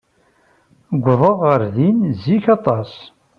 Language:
Kabyle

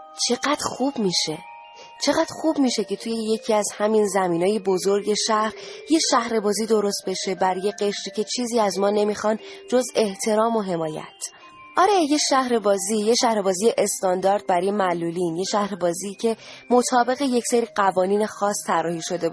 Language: Persian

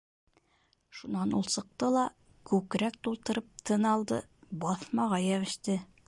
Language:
Bashkir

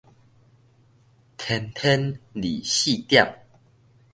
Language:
Min Nan Chinese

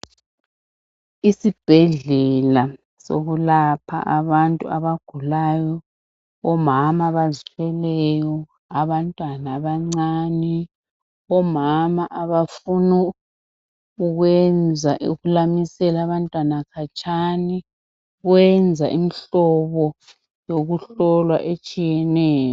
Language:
North Ndebele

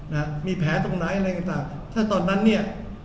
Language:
Thai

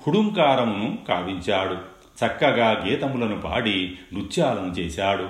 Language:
Telugu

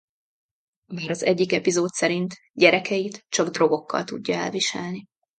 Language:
Hungarian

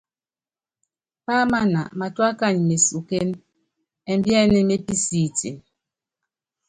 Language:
Yangben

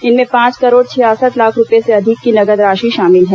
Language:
Hindi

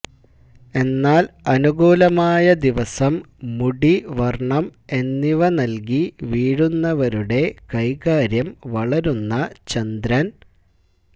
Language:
Malayalam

